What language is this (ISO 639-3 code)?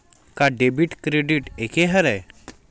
hne